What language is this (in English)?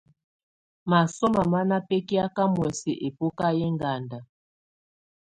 Tunen